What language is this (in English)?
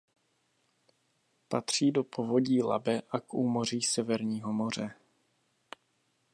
Czech